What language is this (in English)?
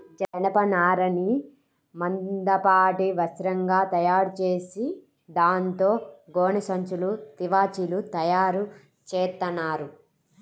Telugu